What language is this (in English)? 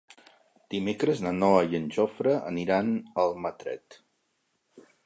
Catalan